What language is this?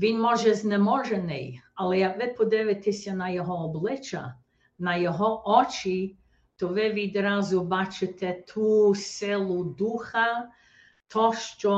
Ukrainian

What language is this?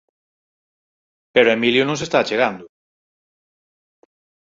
Galician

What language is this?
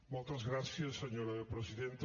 Catalan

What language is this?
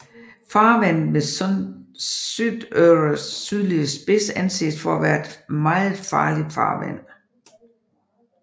Danish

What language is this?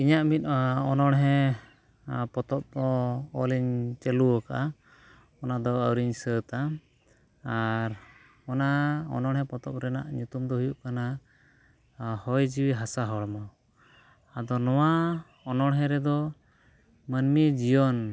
Santali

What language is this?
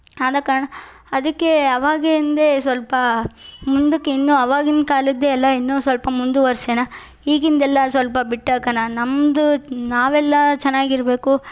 Kannada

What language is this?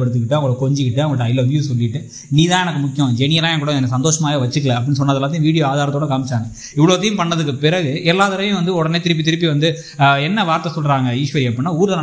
Tamil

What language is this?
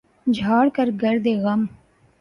Urdu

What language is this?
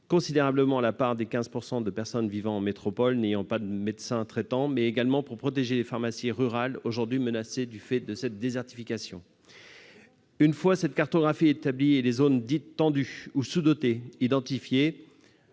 French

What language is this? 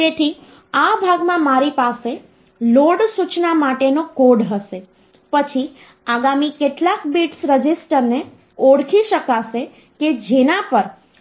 Gujarati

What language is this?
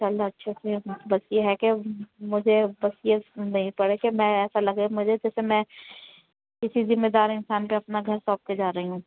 Urdu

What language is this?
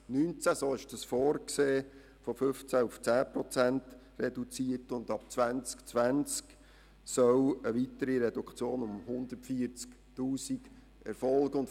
Swiss German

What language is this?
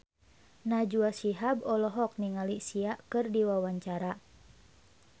Sundanese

